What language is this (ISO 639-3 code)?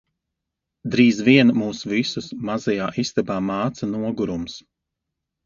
lav